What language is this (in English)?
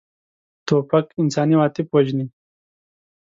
Pashto